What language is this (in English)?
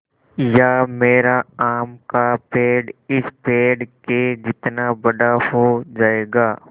Hindi